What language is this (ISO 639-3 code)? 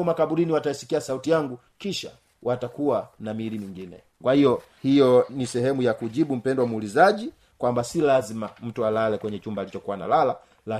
swa